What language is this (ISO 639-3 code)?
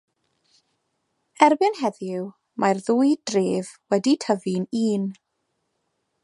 cym